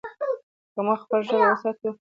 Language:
Pashto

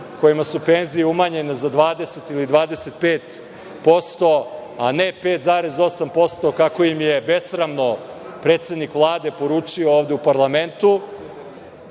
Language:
Serbian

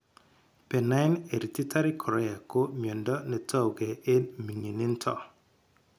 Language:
Kalenjin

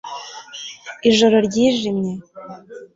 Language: Kinyarwanda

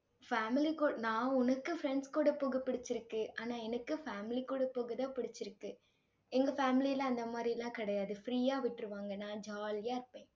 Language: Tamil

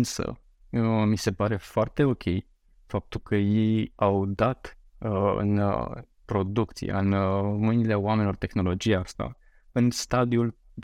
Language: Romanian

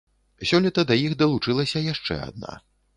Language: Belarusian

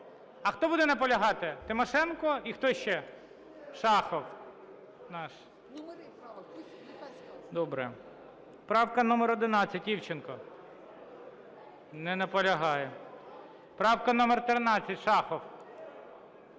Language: Ukrainian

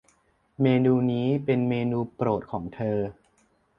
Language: Thai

